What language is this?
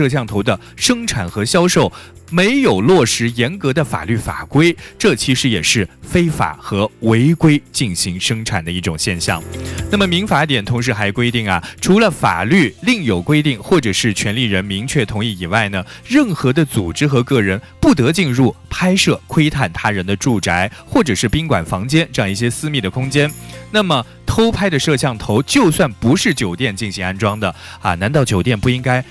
Chinese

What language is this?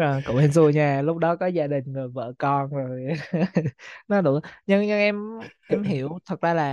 Vietnamese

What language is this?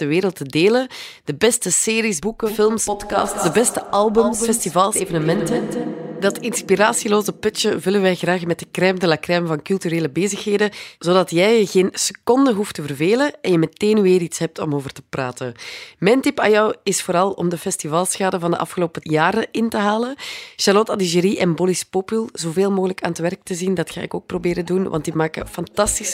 Dutch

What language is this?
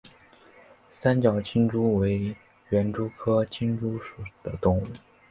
Chinese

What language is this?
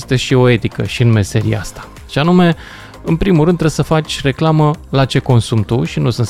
Romanian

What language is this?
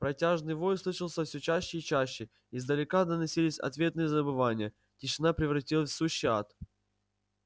Russian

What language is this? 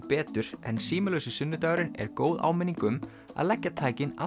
Icelandic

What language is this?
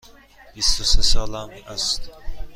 Persian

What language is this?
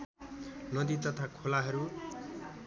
Nepali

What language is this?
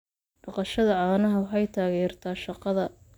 Somali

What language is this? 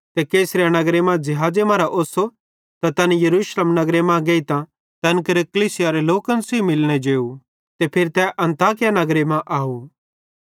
Bhadrawahi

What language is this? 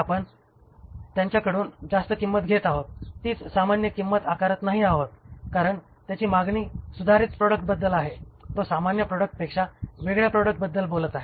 Marathi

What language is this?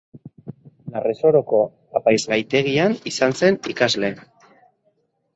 Basque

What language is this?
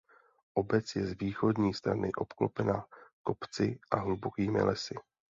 Czech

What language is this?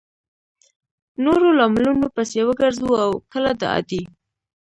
Pashto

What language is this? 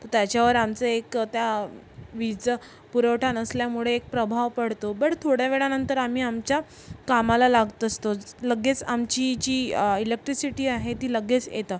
Marathi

